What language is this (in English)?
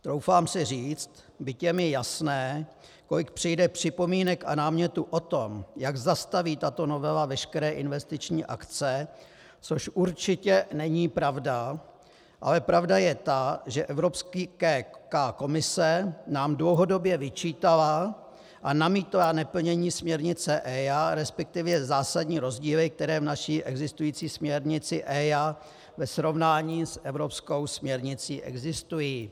Czech